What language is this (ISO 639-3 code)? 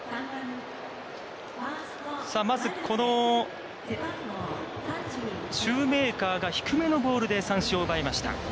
jpn